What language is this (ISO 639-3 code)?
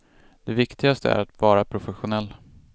swe